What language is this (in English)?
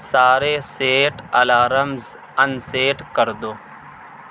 Urdu